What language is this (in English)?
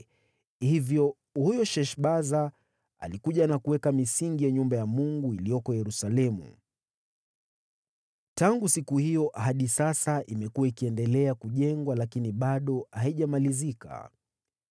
Swahili